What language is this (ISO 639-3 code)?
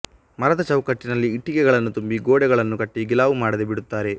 kan